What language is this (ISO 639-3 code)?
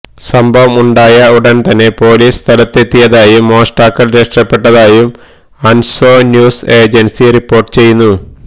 mal